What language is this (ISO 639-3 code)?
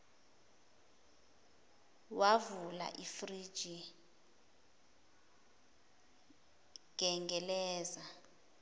zul